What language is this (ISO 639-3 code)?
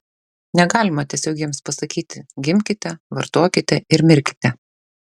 lit